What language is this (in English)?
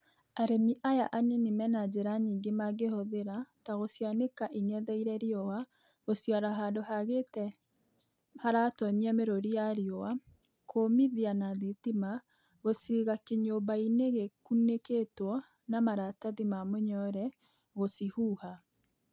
Kikuyu